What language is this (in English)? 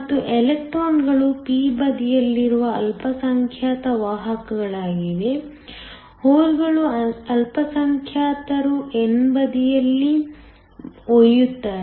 Kannada